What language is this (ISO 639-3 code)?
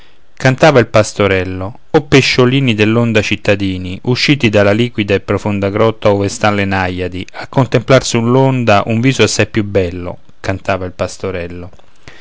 ita